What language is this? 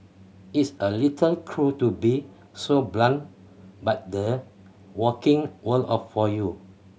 English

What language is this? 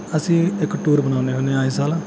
Punjabi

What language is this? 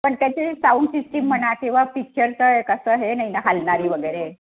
Marathi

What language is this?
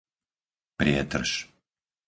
Slovak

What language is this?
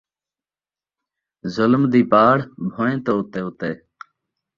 Saraiki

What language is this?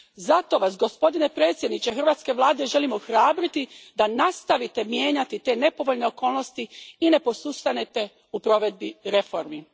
Croatian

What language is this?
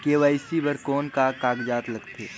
Chhattisgarhi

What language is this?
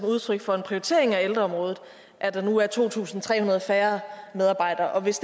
Danish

